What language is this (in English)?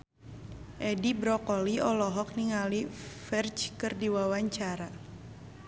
Sundanese